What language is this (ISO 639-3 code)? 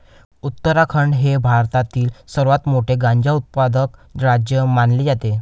mar